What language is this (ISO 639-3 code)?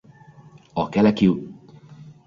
hun